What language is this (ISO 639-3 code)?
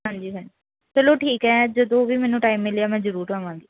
pan